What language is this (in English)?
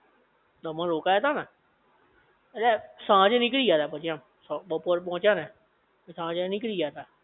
Gujarati